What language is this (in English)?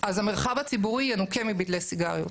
Hebrew